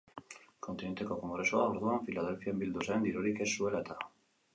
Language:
Basque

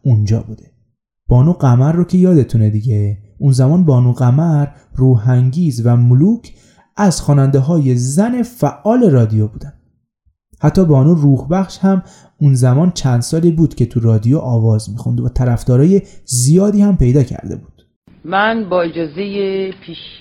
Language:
Persian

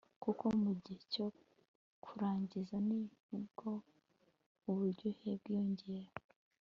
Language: Kinyarwanda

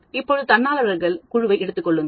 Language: Tamil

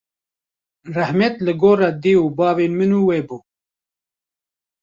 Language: Kurdish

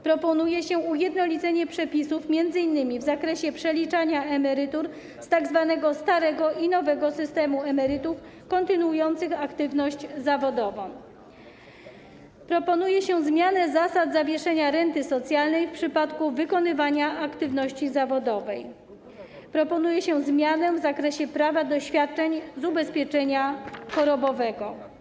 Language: Polish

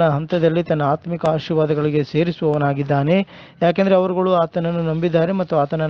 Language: Italian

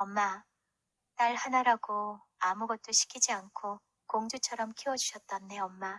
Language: Korean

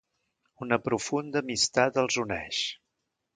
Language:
Catalan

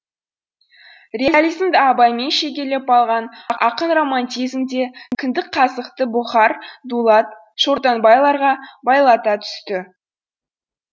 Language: Kazakh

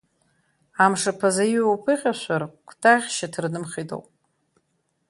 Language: Abkhazian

